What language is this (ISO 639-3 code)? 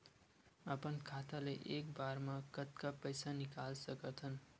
hne